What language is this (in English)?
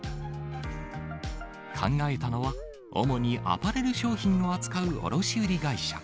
Japanese